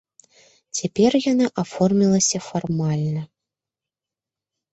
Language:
Belarusian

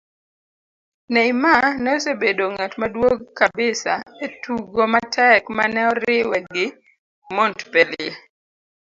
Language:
Luo (Kenya and Tanzania)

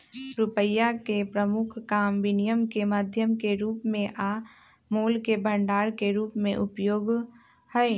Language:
Magahi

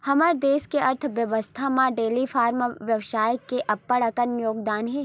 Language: Chhattisgarhi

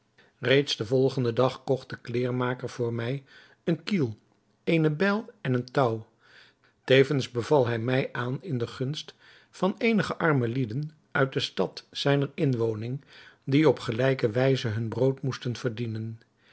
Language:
Dutch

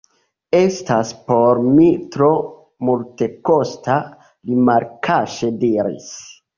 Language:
Esperanto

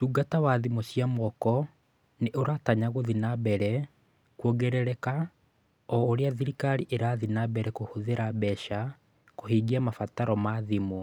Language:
Kikuyu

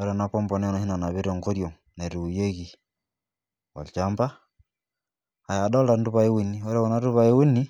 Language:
Masai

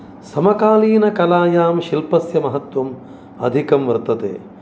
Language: Sanskrit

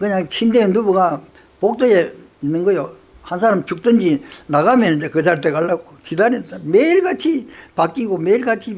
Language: Korean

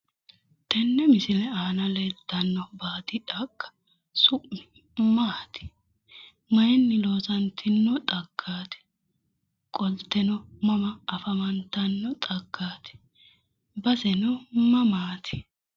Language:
Sidamo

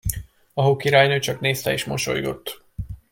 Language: Hungarian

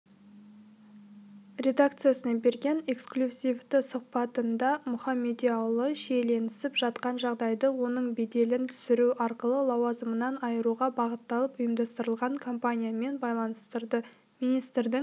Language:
Kazakh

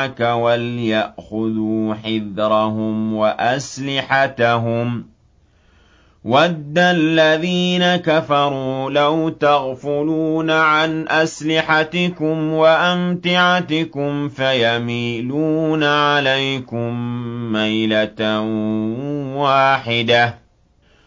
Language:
Arabic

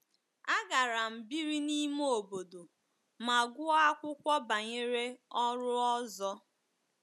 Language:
Igbo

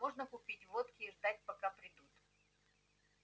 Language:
Russian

